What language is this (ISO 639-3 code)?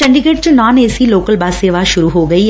pan